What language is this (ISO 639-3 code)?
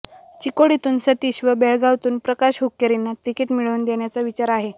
mar